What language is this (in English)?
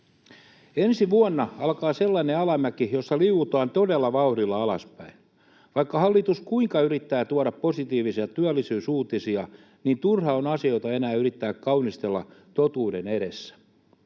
Finnish